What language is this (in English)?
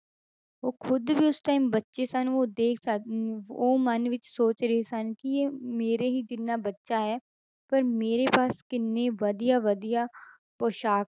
Punjabi